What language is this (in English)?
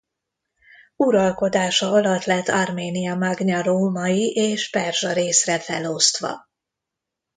Hungarian